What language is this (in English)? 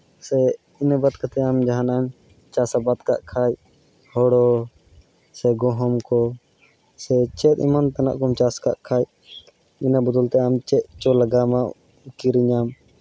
Santali